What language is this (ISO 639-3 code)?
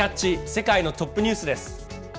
jpn